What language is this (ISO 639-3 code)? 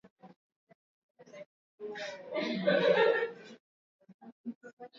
swa